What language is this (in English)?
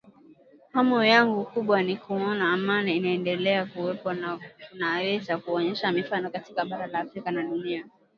Swahili